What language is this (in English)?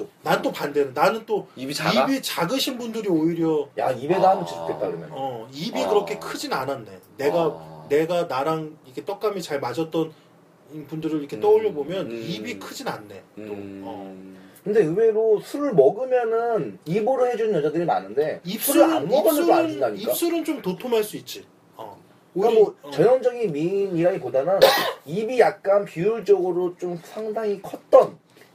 Korean